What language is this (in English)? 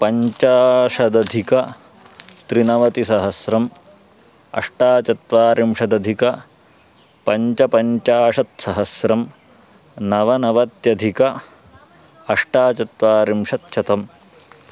Sanskrit